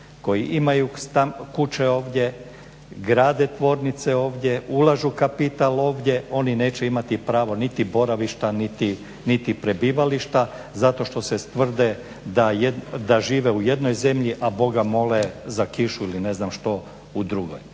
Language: Croatian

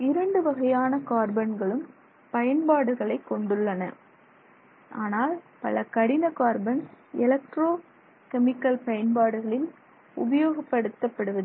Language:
Tamil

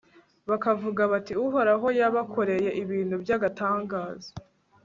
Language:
Kinyarwanda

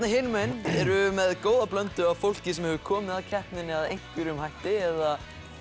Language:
Icelandic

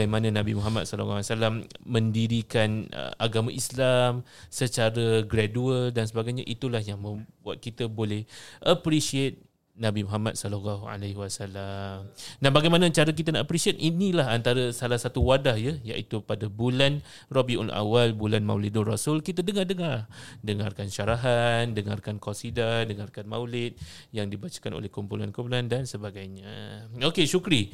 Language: Malay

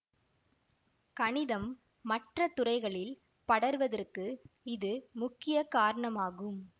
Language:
Tamil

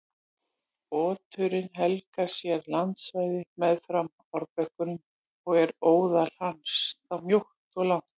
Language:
Icelandic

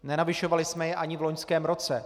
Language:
Czech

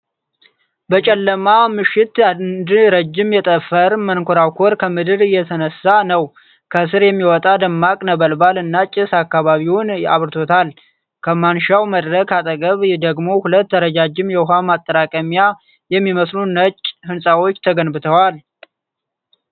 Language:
Amharic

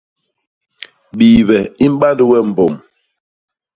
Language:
Basaa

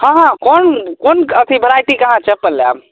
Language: Maithili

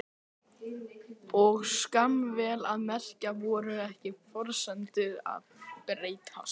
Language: Icelandic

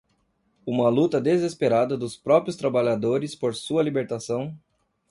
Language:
Portuguese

